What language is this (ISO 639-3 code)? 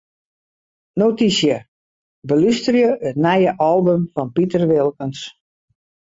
fry